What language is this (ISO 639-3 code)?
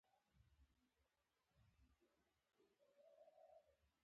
pus